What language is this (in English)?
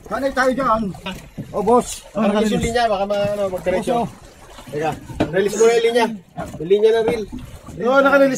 Indonesian